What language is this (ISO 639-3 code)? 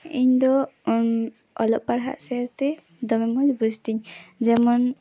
sat